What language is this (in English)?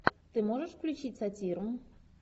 Russian